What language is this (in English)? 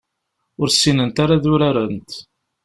Kabyle